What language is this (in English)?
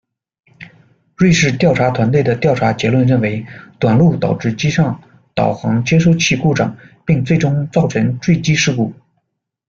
Chinese